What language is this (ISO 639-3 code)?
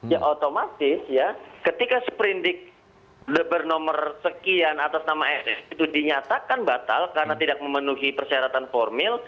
ind